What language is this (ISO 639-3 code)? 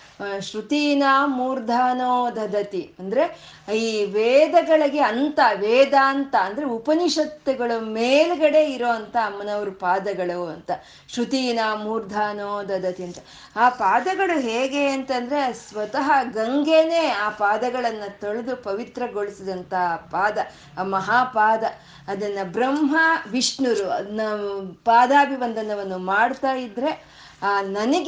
kan